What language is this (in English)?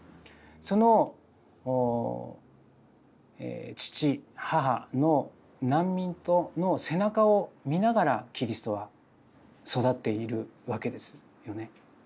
Japanese